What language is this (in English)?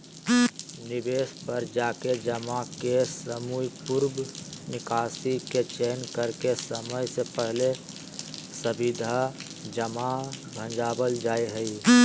Magahi